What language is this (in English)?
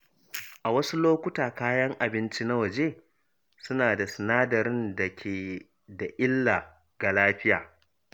Hausa